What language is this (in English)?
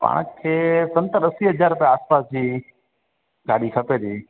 Sindhi